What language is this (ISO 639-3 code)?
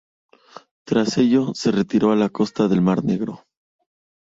spa